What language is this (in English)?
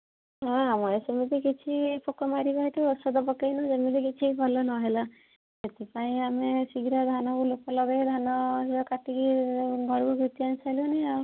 Odia